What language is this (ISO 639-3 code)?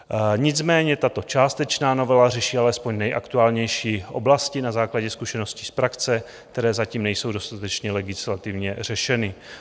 ces